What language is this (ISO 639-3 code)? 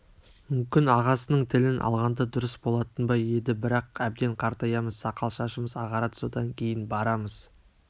kaz